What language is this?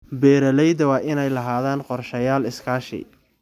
Somali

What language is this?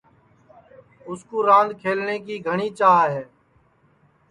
Sansi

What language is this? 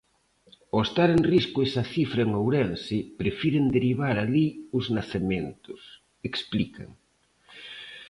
Galician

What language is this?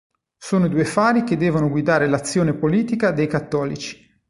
Italian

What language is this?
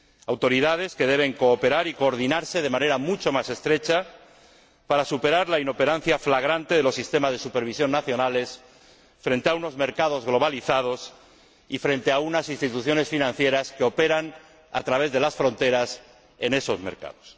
Spanish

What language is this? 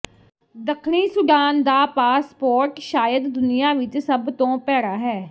Punjabi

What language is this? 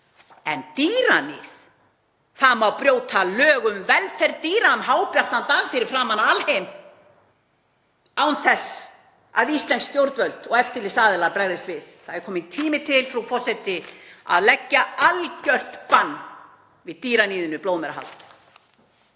Icelandic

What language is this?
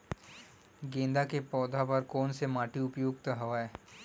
Chhattisgarhi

